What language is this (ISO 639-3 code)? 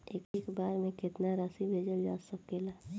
bho